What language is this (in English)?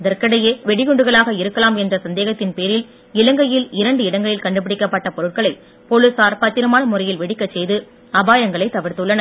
Tamil